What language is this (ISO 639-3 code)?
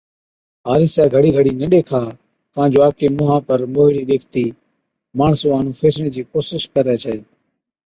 odk